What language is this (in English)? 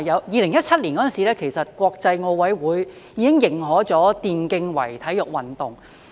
Cantonese